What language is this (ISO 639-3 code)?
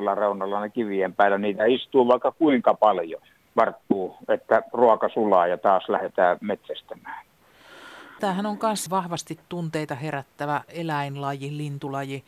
fin